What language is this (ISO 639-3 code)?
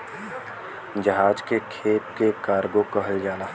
bho